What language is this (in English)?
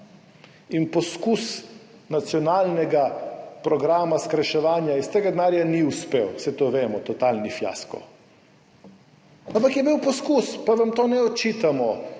Slovenian